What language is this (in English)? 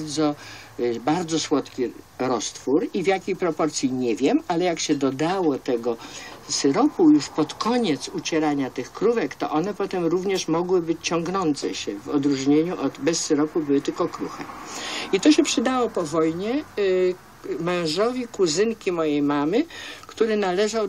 Polish